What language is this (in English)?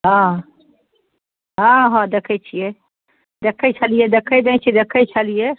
Maithili